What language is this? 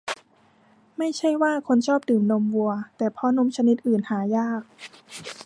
Thai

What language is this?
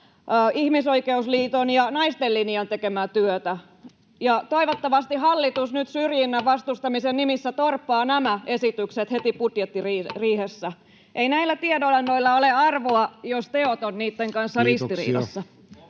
Finnish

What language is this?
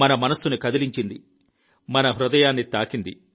Telugu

